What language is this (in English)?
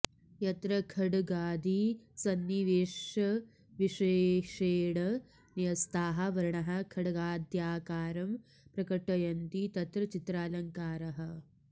Sanskrit